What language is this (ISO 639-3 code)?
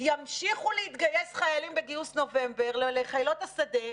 heb